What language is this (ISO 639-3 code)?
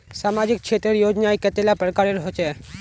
mag